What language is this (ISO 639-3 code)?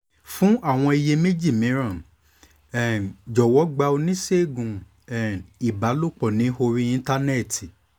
yor